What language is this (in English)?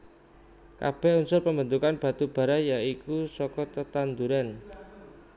Javanese